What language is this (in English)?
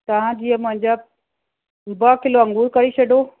Sindhi